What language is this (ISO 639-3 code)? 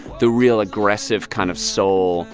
eng